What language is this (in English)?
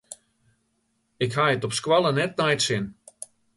Western Frisian